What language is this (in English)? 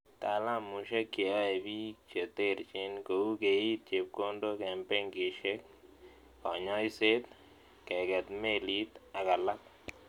Kalenjin